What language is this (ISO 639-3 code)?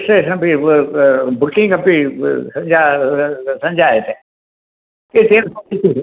san